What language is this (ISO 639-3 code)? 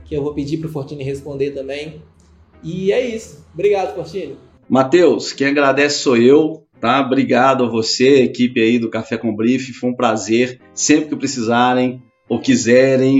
por